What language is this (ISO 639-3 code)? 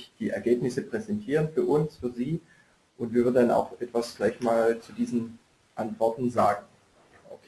deu